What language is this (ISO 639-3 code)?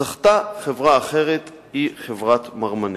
heb